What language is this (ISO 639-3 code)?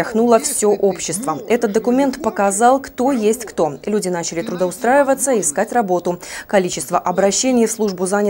rus